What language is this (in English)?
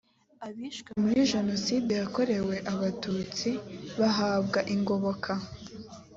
Kinyarwanda